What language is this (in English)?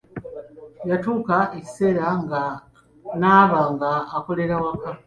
Ganda